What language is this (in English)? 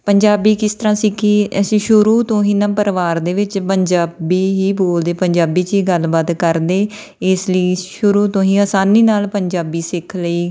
Punjabi